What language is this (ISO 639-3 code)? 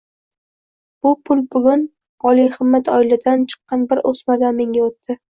uzb